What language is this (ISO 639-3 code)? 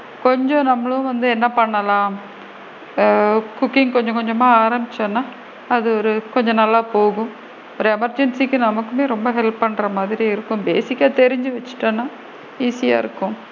tam